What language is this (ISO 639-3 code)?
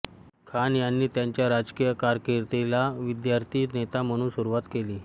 mar